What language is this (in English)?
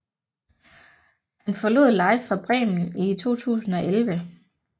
Danish